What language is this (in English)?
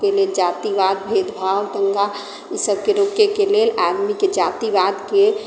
Maithili